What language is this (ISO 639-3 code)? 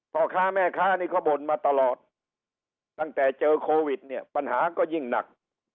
tha